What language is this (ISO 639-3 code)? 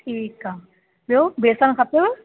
snd